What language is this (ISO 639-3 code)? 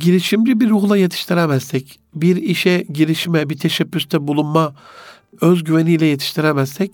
tur